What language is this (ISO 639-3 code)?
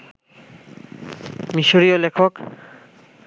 ben